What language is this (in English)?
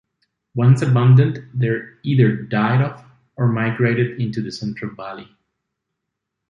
English